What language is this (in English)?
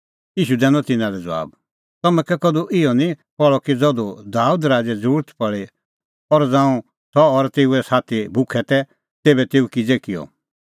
Kullu Pahari